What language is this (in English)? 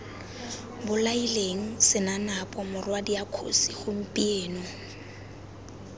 Tswana